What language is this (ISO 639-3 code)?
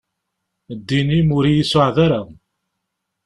kab